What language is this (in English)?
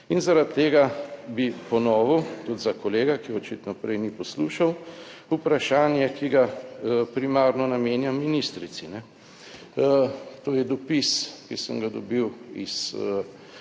Slovenian